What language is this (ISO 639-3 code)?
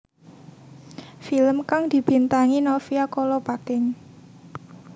jav